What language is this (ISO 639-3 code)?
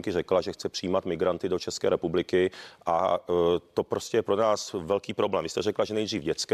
ces